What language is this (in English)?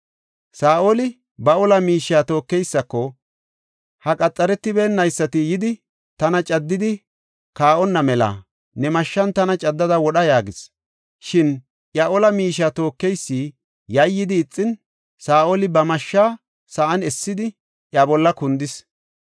Gofa